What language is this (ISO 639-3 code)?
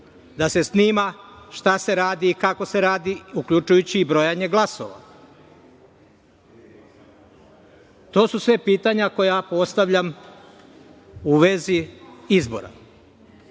srp